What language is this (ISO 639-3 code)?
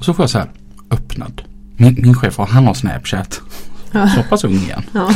swe